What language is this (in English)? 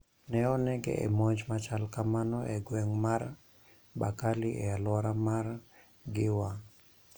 Luo (Kenya and Tanzania)